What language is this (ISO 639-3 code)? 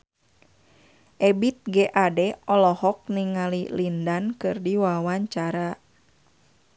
sun